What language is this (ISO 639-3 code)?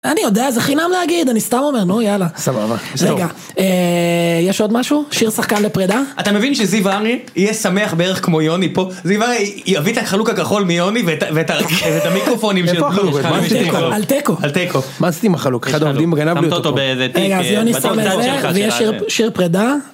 heb